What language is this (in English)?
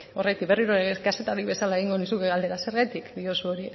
Basque